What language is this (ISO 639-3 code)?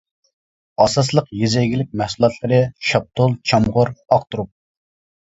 uig